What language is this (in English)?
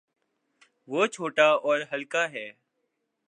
Urdu